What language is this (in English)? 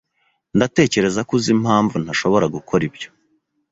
Kinyarwanda